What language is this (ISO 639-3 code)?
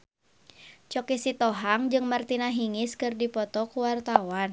sun